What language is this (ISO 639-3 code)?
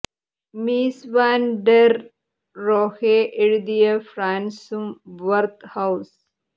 mal